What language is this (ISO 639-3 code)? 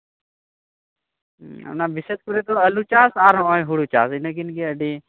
sat